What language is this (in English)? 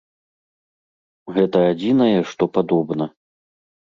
Belarusian